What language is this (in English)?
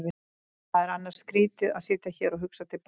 Icelandic